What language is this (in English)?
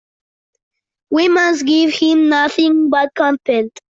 English